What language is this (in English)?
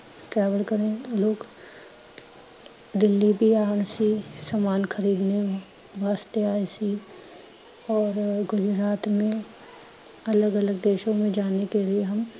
Punjabi